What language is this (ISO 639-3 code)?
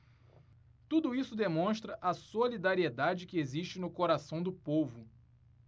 por